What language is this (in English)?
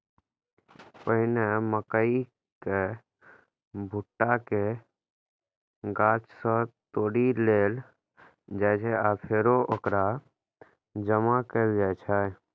Maithili